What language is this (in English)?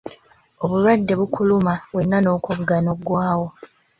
Ganda